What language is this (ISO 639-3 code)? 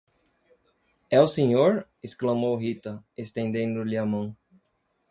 por